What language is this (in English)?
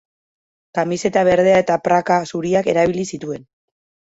Basque